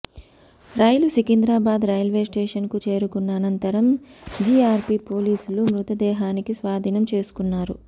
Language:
Telugu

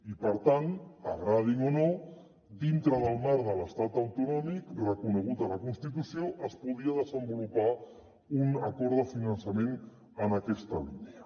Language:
Catalan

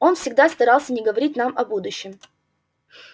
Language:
Russian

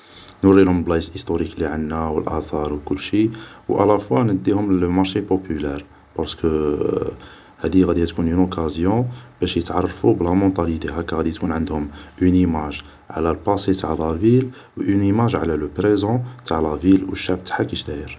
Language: Algerian Arabic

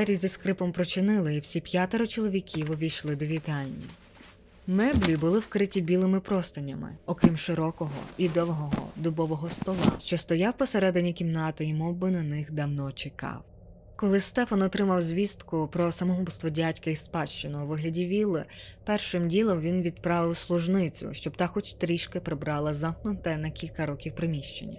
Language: Ukrainian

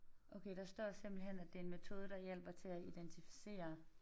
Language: Danish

